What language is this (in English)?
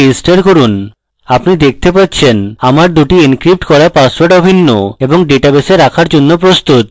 Bangla